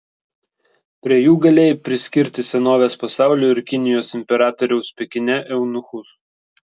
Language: Lithuanian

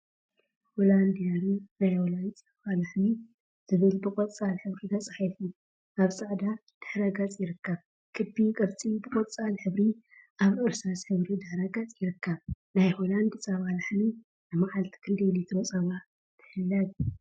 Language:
Tigrinya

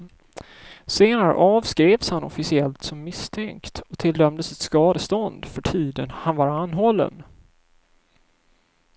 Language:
Swedish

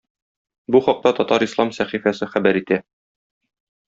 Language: Tatar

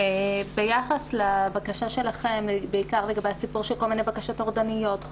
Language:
Hebrew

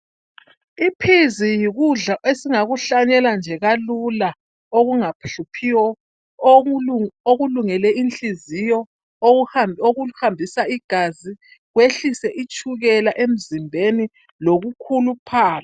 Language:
North Ndebele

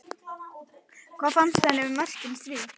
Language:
Icelandic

